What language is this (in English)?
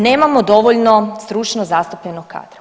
Croatian